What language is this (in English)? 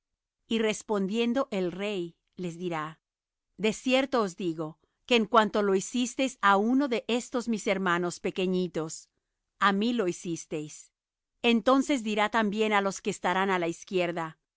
Spanish